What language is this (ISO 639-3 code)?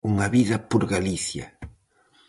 glg